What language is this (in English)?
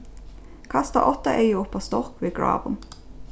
Faroese